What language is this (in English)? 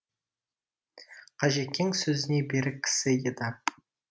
Kazakh